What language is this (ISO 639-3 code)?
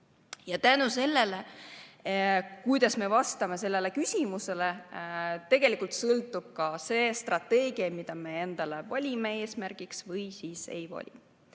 est